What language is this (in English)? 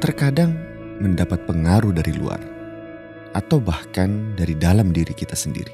Indonesian